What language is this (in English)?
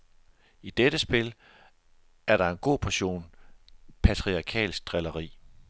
Danish